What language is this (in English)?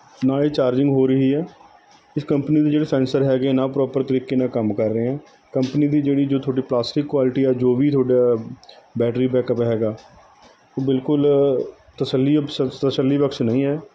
Punjabi